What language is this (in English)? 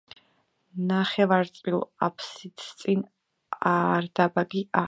Georgian